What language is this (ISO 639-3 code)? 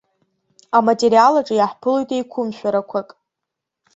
abk